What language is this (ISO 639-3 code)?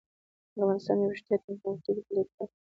pus